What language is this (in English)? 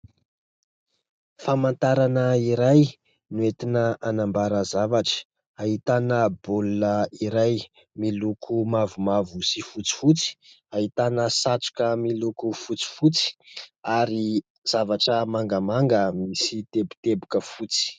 Malagasy